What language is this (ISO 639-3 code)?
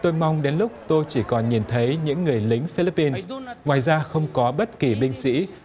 vie